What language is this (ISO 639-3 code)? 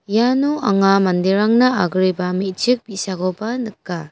grt